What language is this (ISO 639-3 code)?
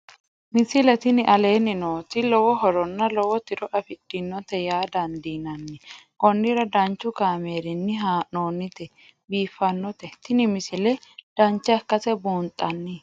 sid